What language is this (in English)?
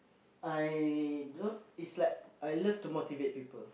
English